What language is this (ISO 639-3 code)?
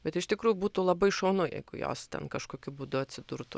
lit